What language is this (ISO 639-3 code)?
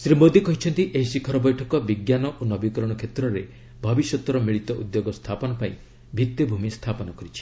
ori